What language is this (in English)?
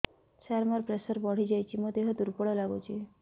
Odia